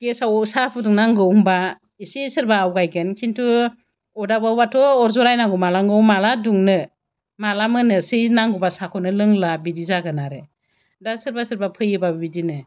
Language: Bodo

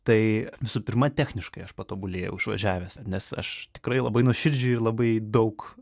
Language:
Lithuanian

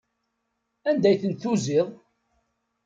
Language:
Kabyle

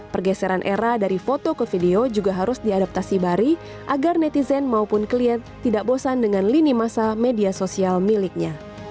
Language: Indonesian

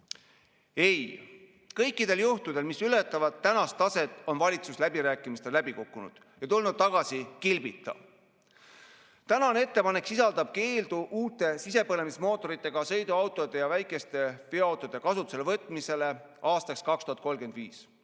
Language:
Estonian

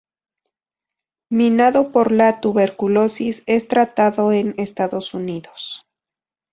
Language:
Spanish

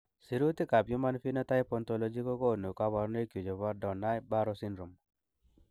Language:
Kalenjin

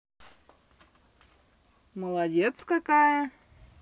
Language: Russian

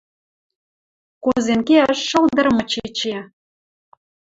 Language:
Western Mari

